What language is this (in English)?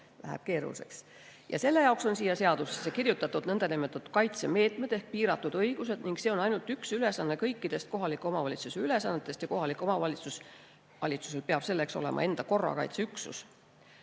Estonian